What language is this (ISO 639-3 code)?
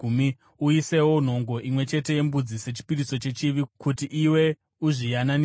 sna